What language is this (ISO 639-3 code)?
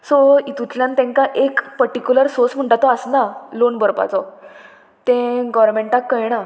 kok